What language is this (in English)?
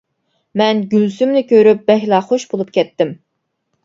Uyghur